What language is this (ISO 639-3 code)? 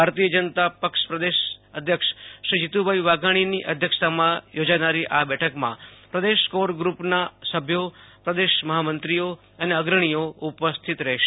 guj